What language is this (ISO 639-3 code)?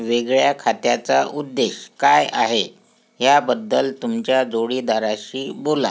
mar